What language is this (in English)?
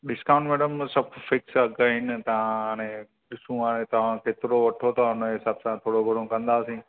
Sindhi